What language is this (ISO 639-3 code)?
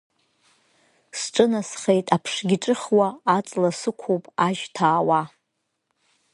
abk